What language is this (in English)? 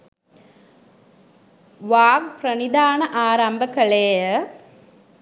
Sinhala